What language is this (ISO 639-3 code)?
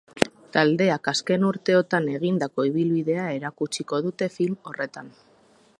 eus